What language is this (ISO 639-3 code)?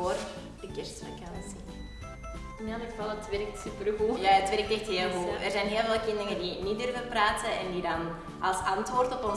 nld